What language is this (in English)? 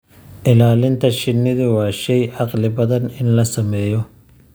Somali